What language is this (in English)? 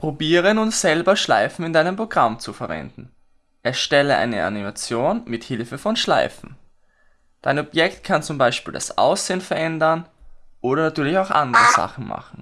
German